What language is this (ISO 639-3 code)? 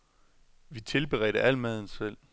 dan